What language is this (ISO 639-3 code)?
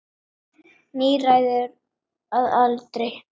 isl